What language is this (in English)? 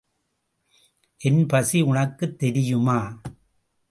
Tamil